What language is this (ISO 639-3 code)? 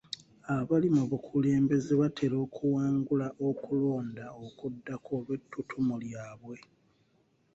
lug